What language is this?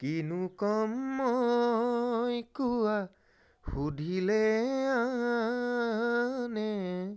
Assamese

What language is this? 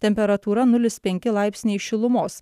Lithuanian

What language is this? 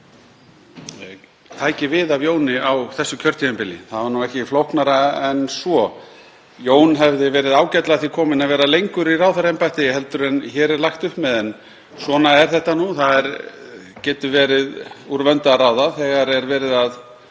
Icelandic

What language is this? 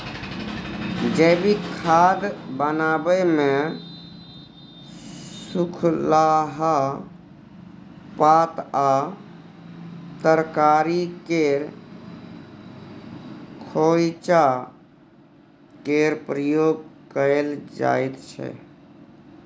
Maithili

